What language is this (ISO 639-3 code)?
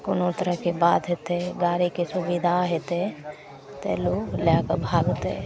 mai